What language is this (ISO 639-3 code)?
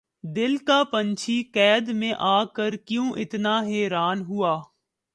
urd